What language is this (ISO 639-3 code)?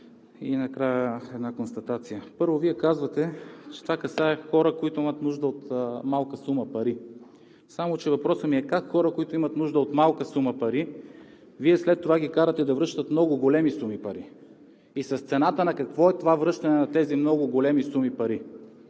bul